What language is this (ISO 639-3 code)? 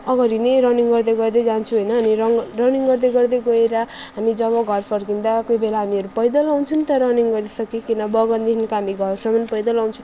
nep